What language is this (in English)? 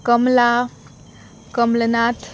Konkani